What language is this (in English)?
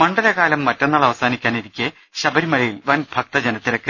Malayalam